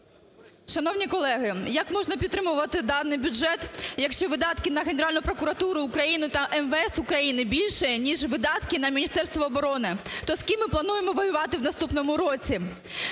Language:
Ukrainian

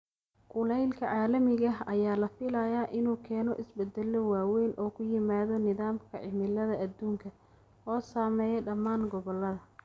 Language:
Somali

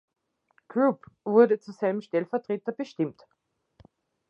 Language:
German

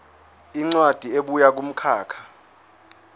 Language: Zulu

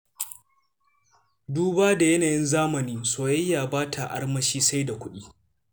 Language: Hausa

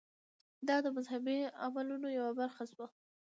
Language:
Pashto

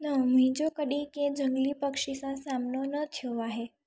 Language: Sindhi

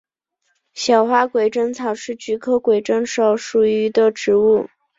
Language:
Chinese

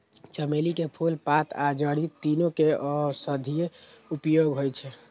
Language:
Maithili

